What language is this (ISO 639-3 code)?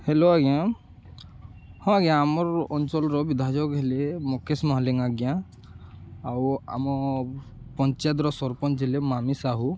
ori